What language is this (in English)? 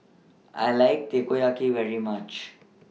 English